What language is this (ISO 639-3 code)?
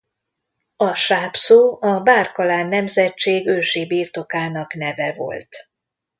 hun